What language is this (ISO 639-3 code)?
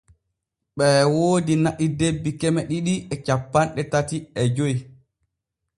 fue